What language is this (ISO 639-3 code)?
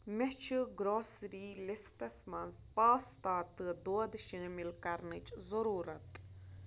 kas